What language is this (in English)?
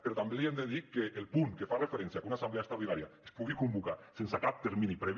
Catalan